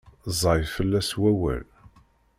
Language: Kabyle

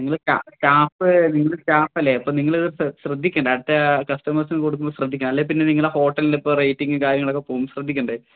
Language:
Malayalam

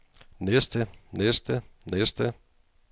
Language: Danish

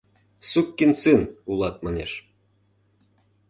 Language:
Mari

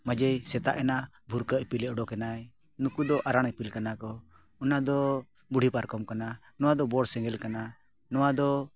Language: Santali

